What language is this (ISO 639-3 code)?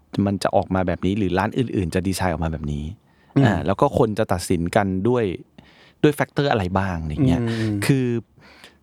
tha